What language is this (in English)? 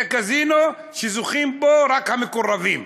Hebrew